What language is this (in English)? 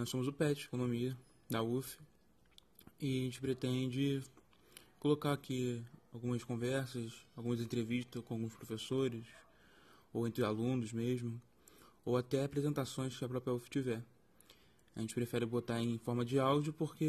Portuguese